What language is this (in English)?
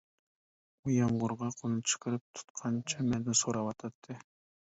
Uyghur